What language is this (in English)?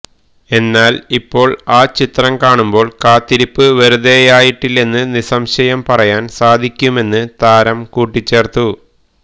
Malayalam